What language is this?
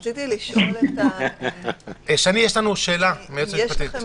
Hebrew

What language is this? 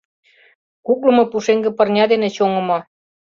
Mari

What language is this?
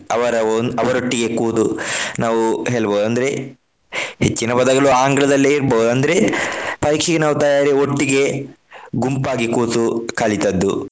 Kannada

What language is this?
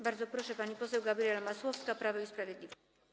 Polish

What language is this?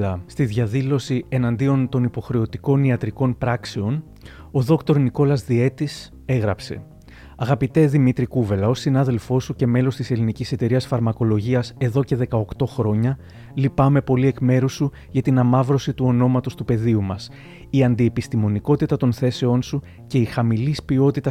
Greek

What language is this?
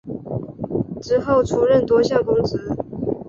Chinese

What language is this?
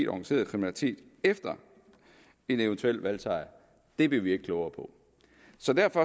Danish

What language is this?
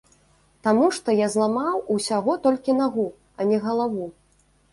Belarusian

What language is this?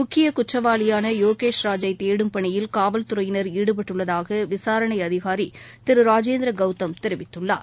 Tamil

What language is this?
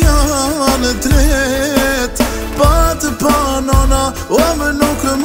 Arabic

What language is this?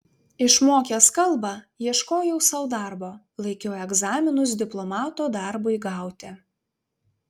Lithuanian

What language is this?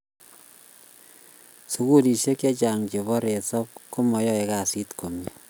Kalenjin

